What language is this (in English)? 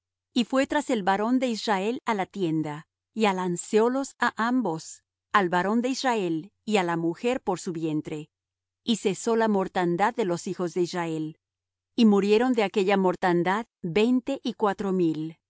Spanish